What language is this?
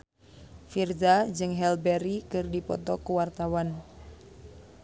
Sundanese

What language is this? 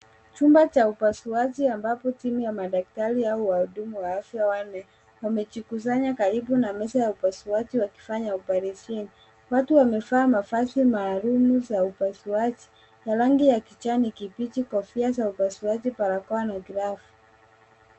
Swahili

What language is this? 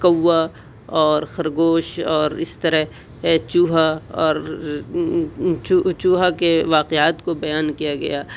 Urdu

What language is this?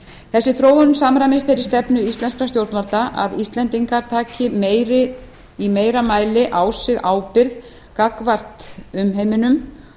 Icelandic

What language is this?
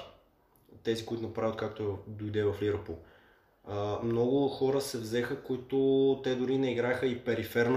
Bulgarian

